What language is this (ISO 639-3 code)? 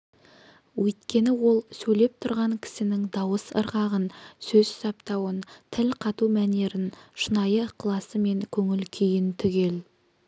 kaz